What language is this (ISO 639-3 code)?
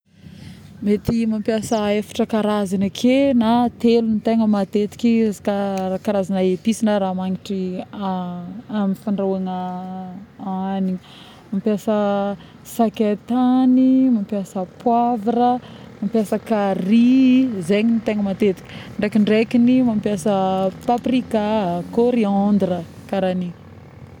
bmm